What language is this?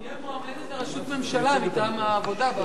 Hebrew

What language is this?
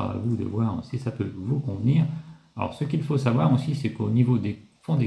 French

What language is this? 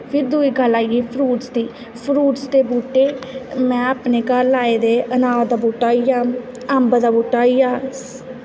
Dogri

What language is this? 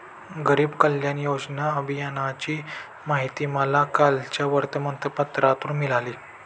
Marathi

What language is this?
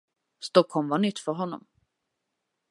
Swedish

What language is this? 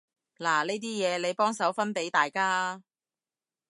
Cantonese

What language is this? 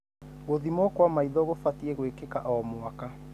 Kikuyu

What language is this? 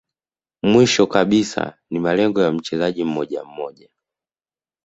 Swahili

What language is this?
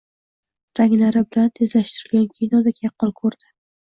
Uzbek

